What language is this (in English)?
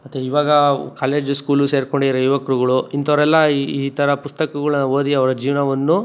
Kannada